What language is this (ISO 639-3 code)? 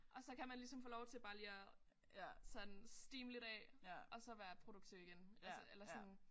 dan